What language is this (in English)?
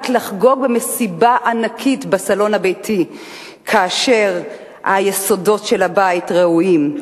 Hebrew